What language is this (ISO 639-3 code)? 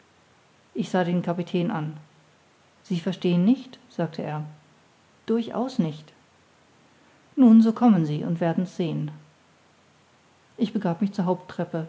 deu